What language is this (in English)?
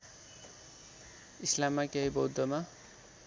Nepali